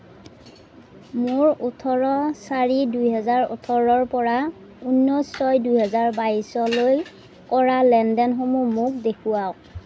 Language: Assamese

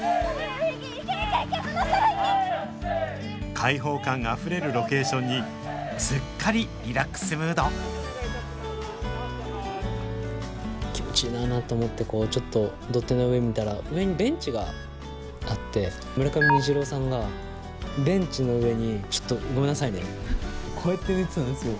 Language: Japanese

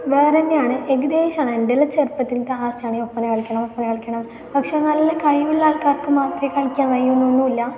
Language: Malayalam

